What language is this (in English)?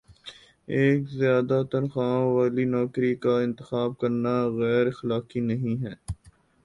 Urdu